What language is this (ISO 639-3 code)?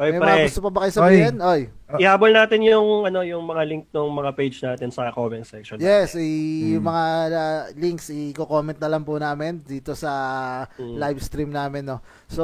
fil